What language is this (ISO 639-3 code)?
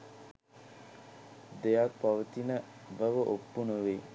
sin